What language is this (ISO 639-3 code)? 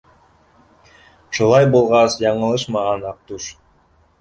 bak